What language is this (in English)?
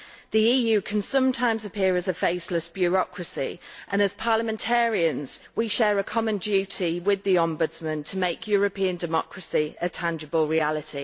English